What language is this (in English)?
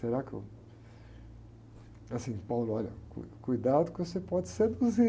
Portuguese